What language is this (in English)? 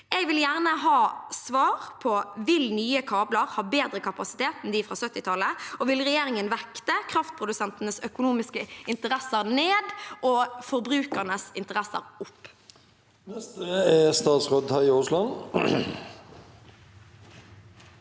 Norwegian